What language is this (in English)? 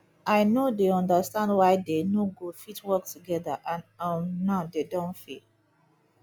Nigerian Pidgin